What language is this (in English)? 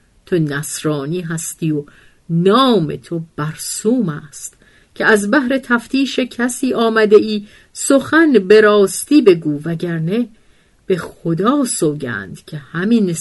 Persian